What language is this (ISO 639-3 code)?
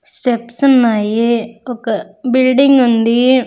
tel